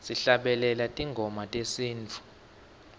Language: Swati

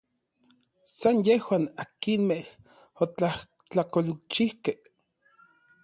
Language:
Orizaba Nahuatl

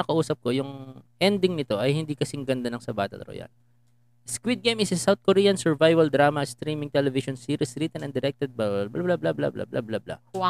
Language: Filipino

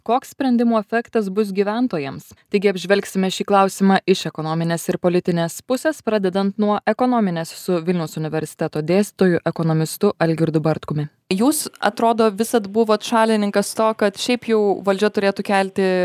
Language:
Lithuanian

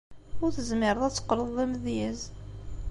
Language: Kabyle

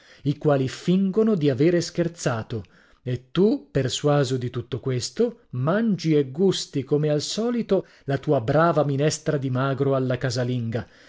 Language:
Italian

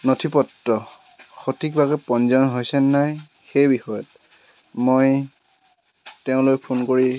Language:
Assamese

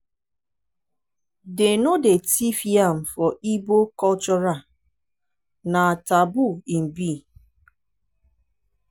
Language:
Nigerian Pidgin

